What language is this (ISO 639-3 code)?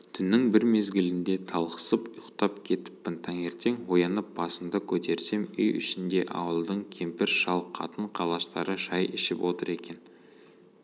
kaz